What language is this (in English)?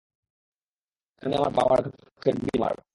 Bangla